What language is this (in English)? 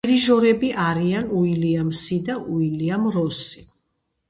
Georgian